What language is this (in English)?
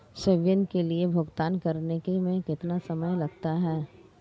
Hindi